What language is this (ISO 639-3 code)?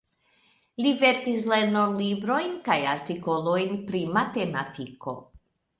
epo